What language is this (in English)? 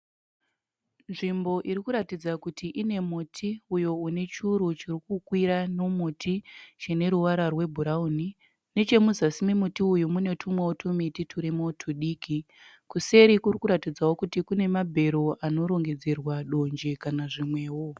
Shona